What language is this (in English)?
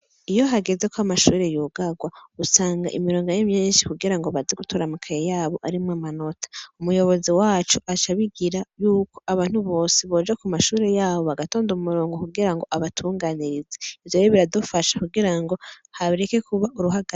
Rundi